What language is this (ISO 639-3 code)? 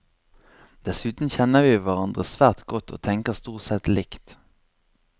nor